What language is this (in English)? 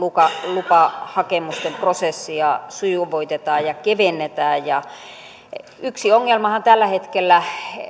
Finnish